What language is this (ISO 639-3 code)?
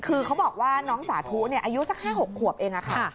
tha